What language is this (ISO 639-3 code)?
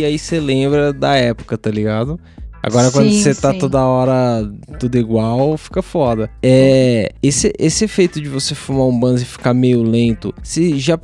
por